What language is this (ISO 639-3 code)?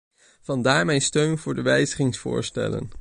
nld